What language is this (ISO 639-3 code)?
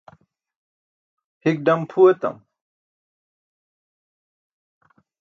bsk